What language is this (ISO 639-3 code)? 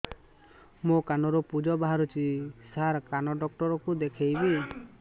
ori